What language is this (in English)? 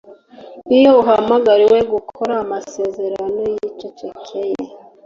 Kinyarwanda